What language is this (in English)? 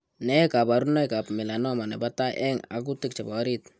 Kalenjin